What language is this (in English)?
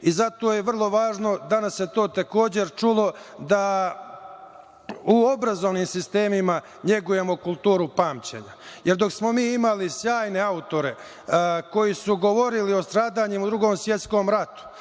Serbian